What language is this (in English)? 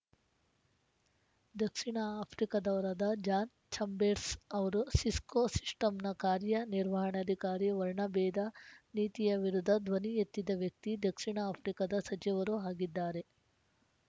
Kannada